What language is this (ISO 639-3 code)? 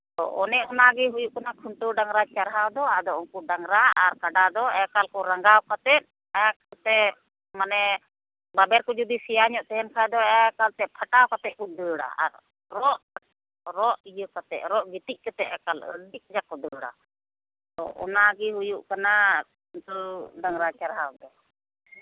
sat